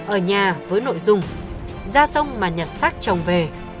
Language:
Vietnamese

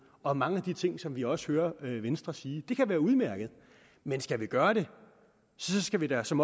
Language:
Danish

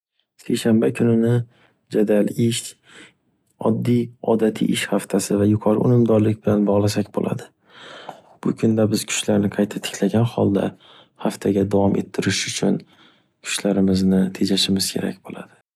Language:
Uzbek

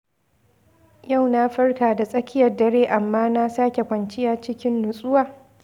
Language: Hausa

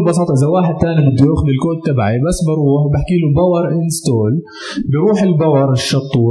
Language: Arabic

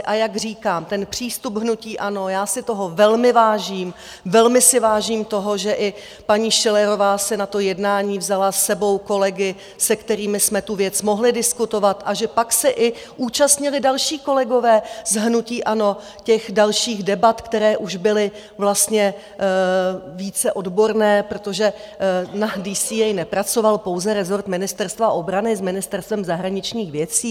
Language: Czech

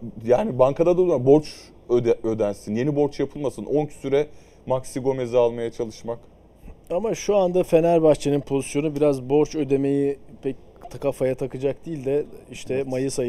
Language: Turkish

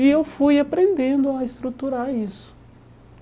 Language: Portuguese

